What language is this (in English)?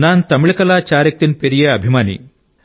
Telugu